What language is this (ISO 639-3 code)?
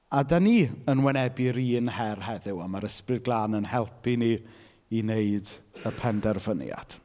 cym